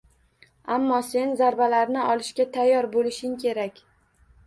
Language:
Uzbek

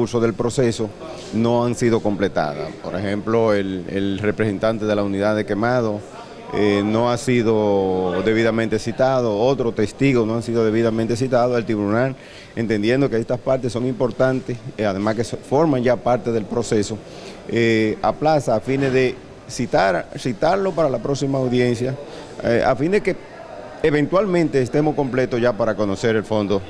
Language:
Spanish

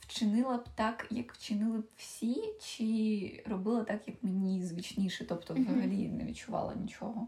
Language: Ukrainian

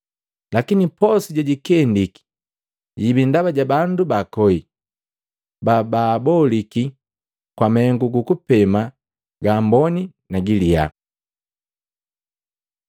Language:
Matengo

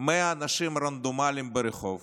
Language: Hebrew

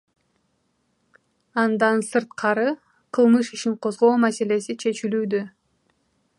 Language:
Kyrgyz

